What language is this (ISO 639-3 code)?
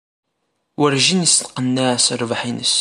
kab